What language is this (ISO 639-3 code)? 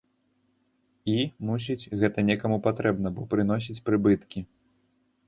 bel